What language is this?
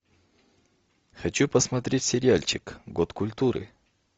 Russian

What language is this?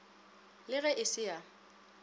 Northern Sotho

